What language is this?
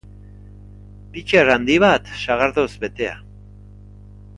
Basque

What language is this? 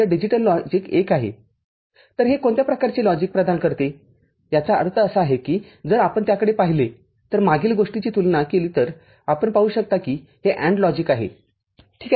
Marathi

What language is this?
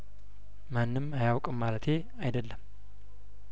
Amharic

